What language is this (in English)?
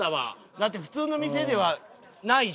Japanese